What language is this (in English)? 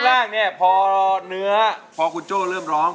Thai